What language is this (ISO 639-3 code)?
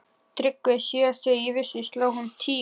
isl